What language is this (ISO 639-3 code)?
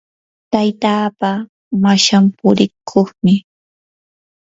qur